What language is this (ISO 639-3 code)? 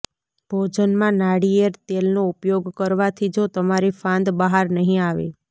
guj